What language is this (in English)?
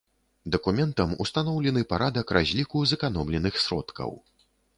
Belarusian